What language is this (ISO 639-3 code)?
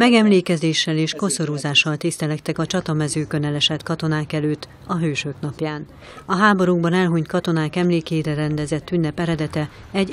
hun